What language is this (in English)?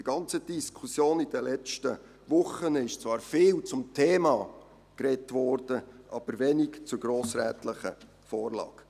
Swiss German